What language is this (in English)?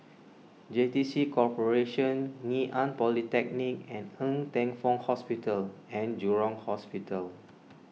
English